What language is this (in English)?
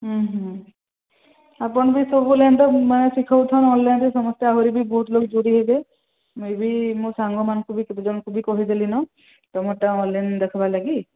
Odia